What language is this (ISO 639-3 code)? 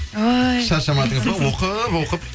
kaz